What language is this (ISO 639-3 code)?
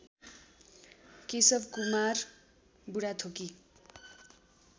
nep